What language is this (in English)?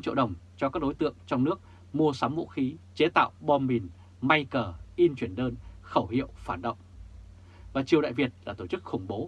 Vietnamese